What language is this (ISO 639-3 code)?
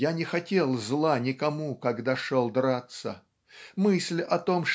rus